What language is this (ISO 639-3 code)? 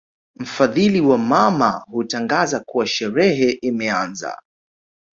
swa